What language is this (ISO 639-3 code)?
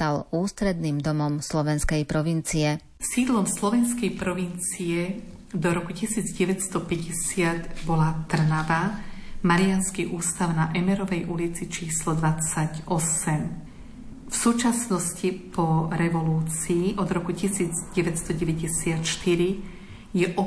slk